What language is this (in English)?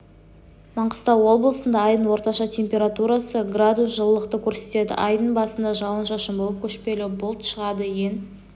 Kazakh